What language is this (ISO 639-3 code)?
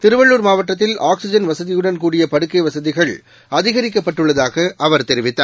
tam